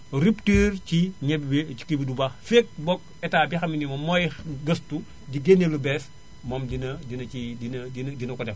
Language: Wolof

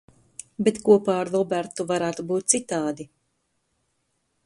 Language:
Latvian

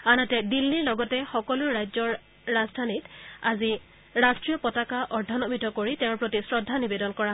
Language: Assamese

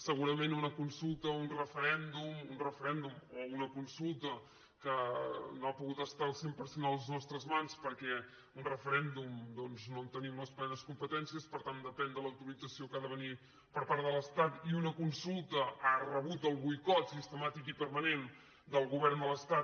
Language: Catalan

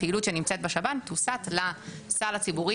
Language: Hebrew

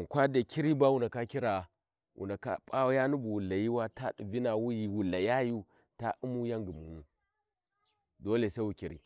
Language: Warji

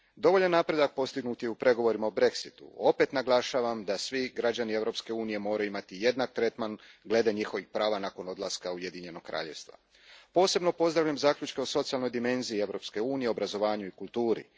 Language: Croatian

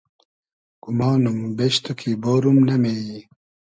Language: Hazaragi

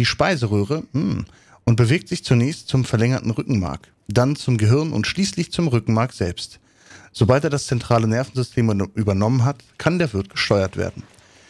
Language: German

